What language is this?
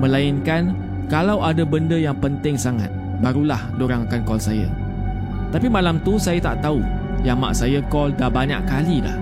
Malay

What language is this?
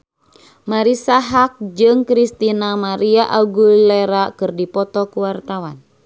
Sundanese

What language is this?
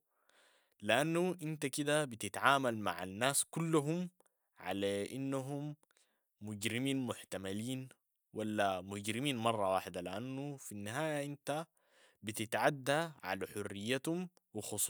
Sudanese Arabic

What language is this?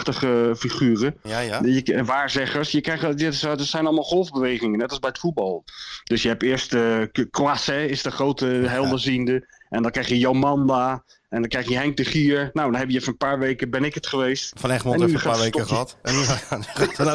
Dutch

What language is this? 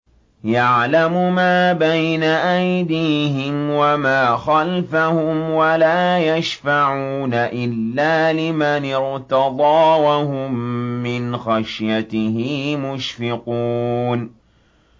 Arabic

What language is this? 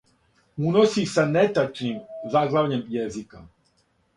Serbian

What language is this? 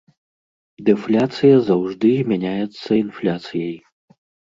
Belarusian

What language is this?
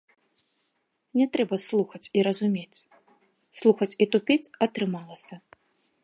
Belarusian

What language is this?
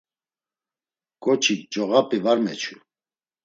Laz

